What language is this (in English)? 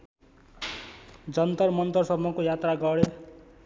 Nepali